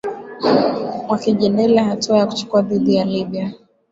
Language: Swahili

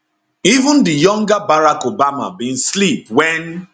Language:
Nigerian Pidgin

